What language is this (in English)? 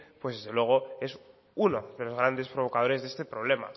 Spanish